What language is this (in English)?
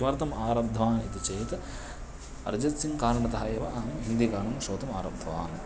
Sanskrit